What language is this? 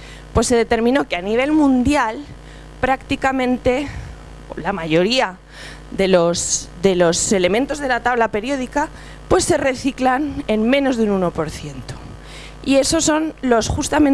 Spanish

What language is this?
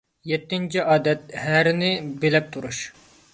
Uyghur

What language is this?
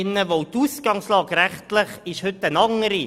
Swiss German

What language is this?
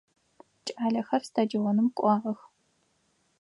Adyghe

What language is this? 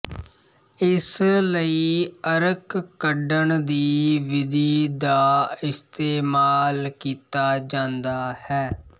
Punjabi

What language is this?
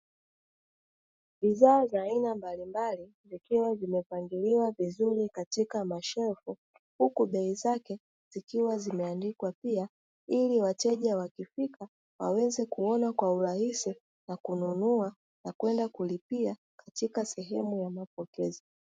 Swahili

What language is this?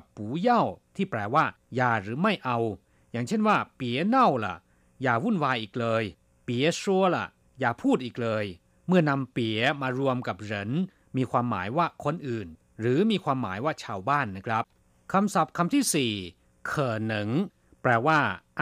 Thai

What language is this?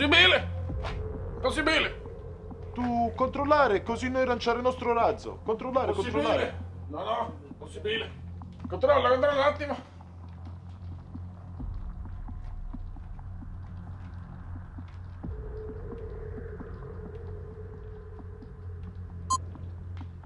Italian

